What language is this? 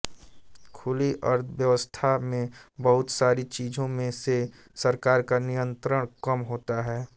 Hindi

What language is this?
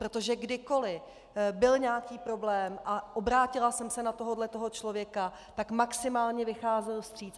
Czech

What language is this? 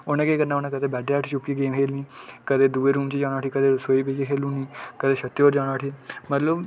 Dogri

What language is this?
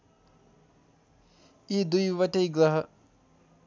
Nepali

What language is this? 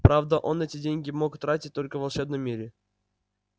Russian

